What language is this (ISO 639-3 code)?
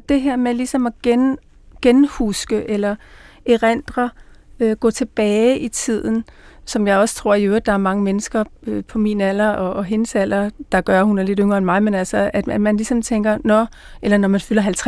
dan